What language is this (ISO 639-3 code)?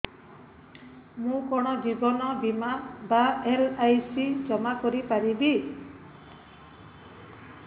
ori